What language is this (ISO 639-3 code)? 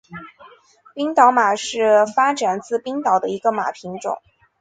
zho